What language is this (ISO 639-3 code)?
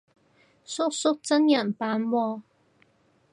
yue